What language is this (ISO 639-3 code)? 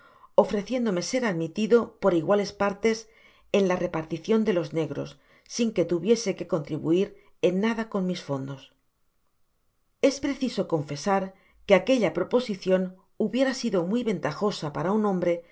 spa